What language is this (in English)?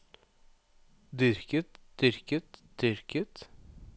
Norwegian